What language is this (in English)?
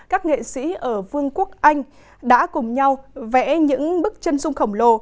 Vietnamese